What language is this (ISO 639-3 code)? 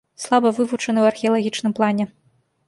bel